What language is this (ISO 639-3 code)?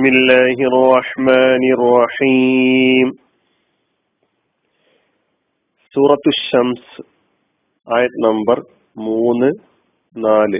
mal